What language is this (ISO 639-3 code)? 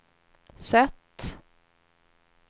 swe